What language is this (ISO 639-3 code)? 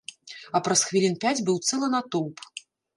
bel